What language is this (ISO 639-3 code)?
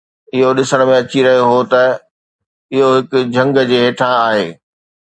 snd